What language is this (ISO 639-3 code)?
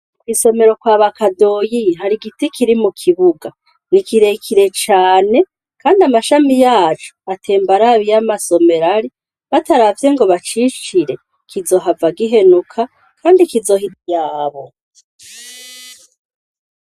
run